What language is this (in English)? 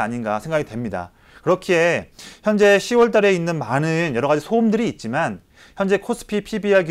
Korean